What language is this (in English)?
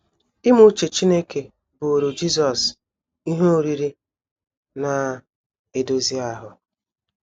Igbo